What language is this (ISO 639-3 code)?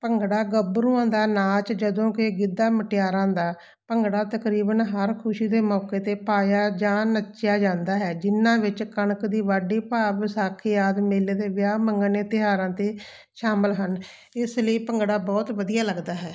pan